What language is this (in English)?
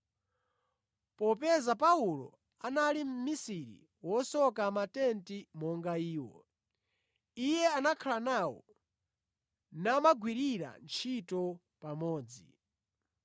Nyanja